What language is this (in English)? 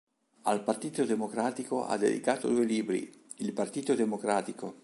Italian